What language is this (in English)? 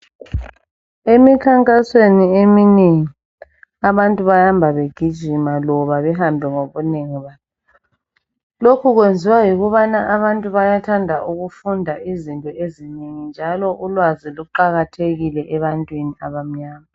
North Ndebele